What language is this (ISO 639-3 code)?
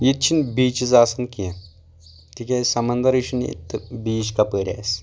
kas